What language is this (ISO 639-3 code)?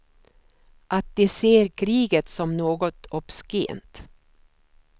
swe